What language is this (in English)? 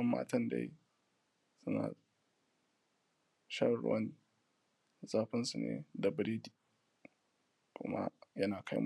Hausa